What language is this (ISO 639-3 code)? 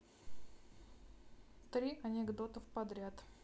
rus